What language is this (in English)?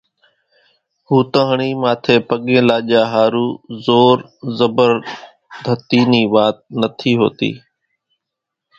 Kachi Koli